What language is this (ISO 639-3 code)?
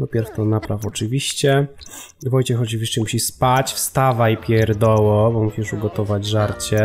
pol